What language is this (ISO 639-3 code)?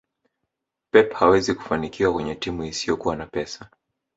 swa